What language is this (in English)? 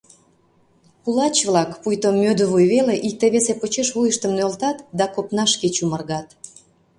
Mari